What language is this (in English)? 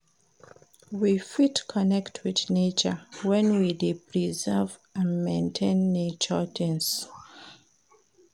Nigerian Pidgin